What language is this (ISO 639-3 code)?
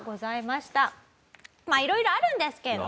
jpn